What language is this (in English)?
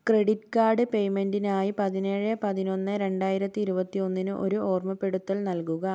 Malayalam